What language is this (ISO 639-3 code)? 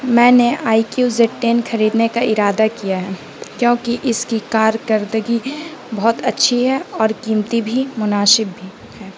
urd